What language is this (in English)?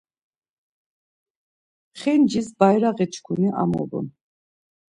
Laz